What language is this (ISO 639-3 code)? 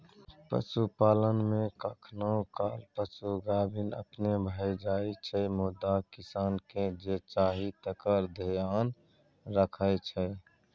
mai